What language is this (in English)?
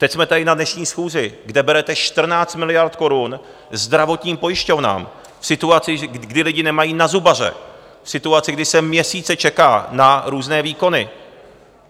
Czech